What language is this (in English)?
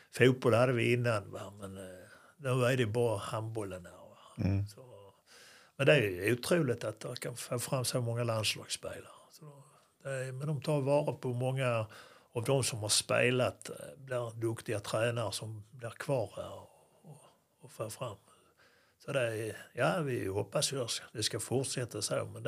Swedish